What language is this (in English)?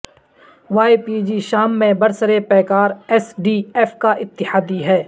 Urdu